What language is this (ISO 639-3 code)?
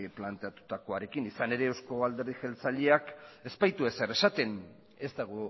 eus